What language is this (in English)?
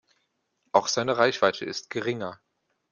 German